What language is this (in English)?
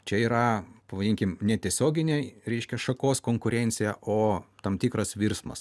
Lithuanian